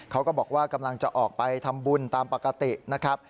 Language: Thai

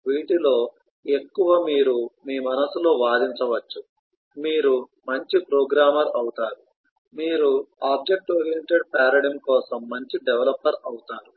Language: Telugu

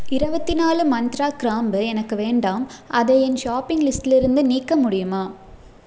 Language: Tamil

